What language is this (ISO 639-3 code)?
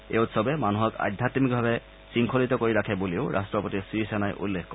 asm